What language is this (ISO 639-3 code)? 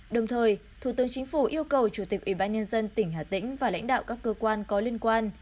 vie